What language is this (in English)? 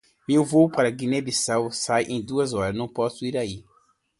Portuguese